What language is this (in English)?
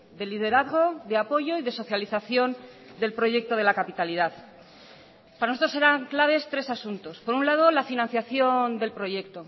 Spanish